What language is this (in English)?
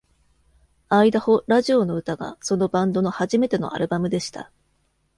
Japanese